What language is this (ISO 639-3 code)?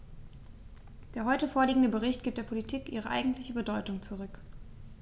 deu